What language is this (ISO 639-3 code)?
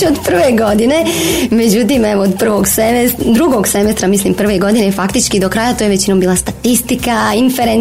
hrv